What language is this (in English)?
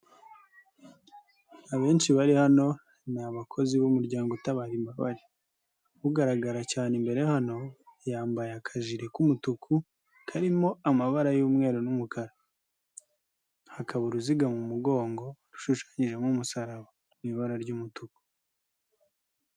Kinyarwanda